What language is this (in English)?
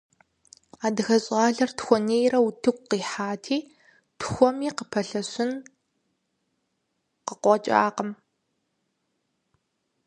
Kabardian